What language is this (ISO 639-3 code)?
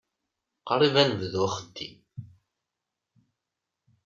kab